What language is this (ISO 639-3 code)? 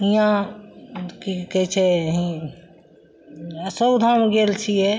mai